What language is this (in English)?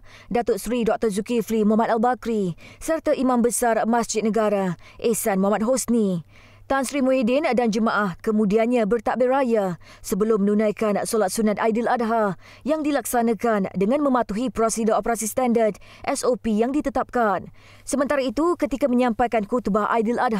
Malay